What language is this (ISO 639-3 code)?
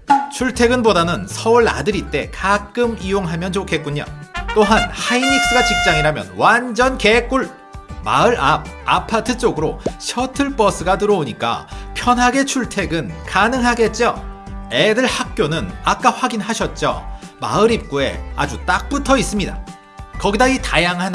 kor